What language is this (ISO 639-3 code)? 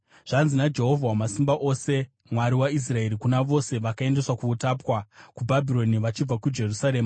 sna